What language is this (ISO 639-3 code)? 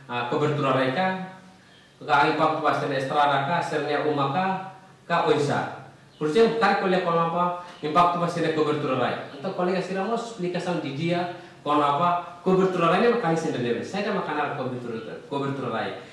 ind